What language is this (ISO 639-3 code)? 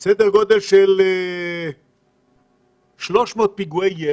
heb